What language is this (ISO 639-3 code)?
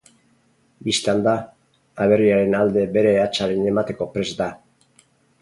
eus